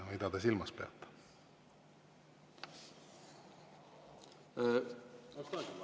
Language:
Estonian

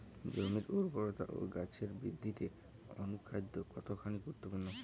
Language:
Bangla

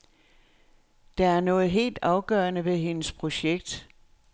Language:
Danish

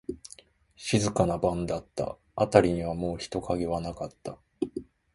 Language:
Japanese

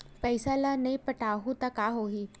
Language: Chhattisgarhi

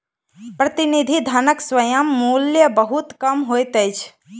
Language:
Maithili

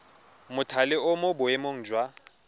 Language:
Tswana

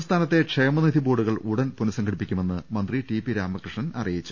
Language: Malayalam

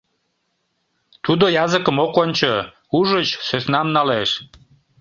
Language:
Mari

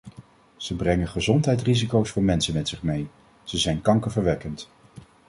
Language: Dutch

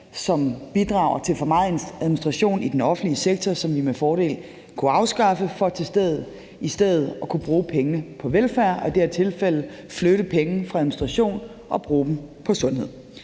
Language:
Danish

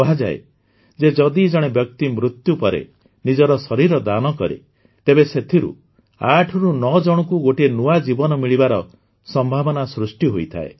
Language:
Odia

